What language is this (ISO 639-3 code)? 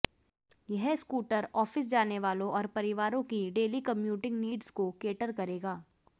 hin